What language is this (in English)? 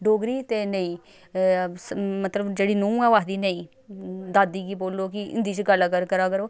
Dogri